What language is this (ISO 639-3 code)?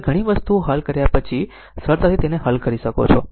guj